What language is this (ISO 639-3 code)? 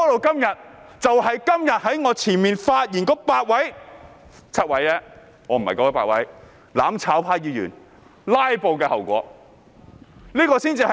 yue